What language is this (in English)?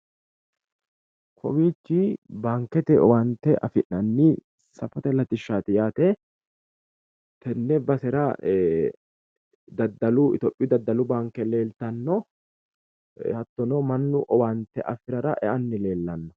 Sidamo